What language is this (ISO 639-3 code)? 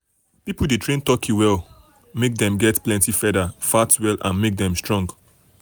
pcm